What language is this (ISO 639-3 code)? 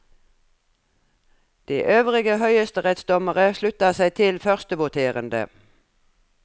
nor